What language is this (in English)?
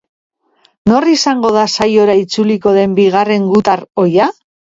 Basque